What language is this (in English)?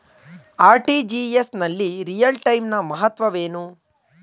Kannada